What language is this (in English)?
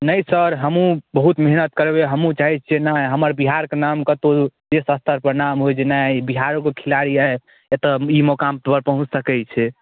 Maithili